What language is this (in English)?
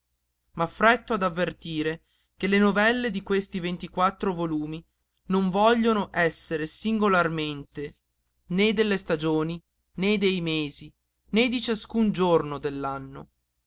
Italian